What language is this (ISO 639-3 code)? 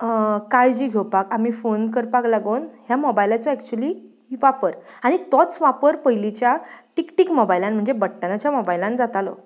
kok